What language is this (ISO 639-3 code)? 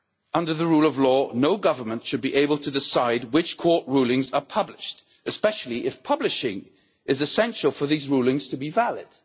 eng